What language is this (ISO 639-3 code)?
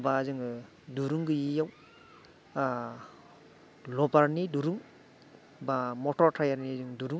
brx